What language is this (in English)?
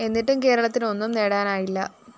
Malayalam